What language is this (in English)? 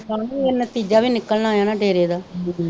Punjabi